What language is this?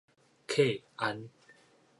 Min Nan Chinese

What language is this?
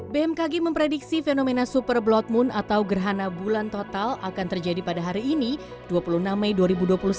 Indonesian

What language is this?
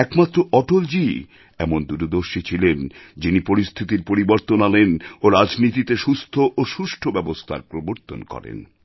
Bangla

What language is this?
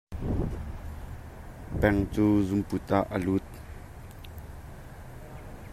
Hakha Chin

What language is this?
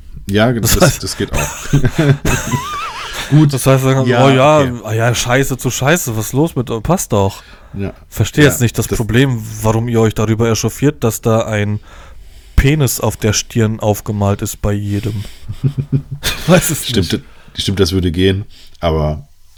German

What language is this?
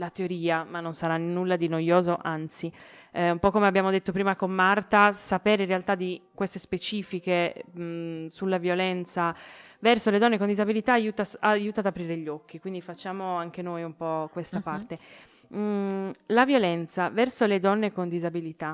Italian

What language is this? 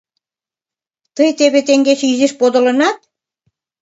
Mari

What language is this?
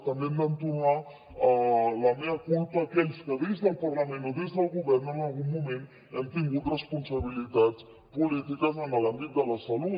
Catalan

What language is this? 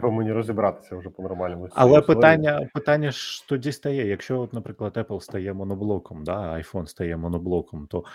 Ukrainian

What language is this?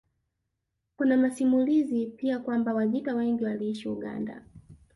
Swahili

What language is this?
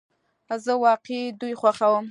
Pashto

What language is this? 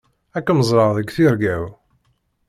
Kabyle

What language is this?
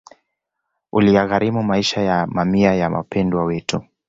Swahili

